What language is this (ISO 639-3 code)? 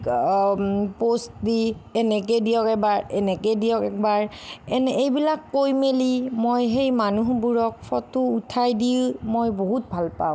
asm